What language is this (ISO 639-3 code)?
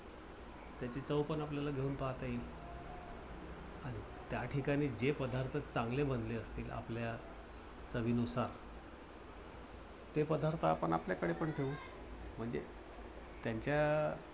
mar